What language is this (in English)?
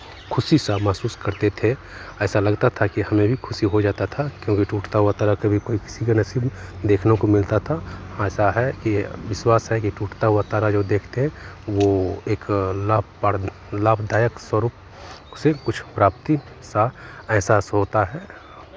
Hindi